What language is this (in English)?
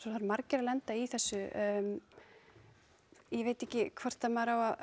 Icelandic